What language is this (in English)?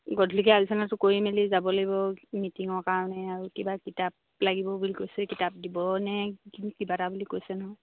Assamese